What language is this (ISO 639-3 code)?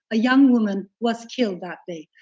eng